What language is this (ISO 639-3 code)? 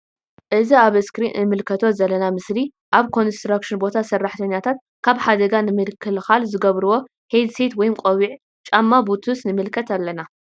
tir